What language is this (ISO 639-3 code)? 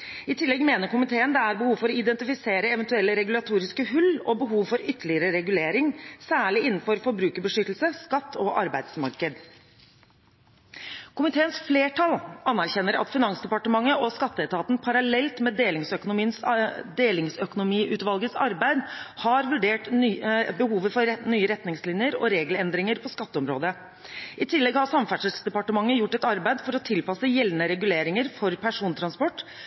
nob